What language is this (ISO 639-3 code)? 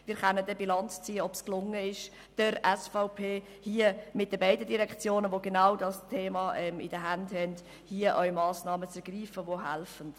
gsw